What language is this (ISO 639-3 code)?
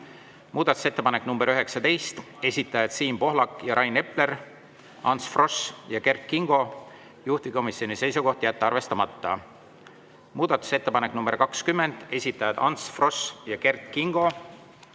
est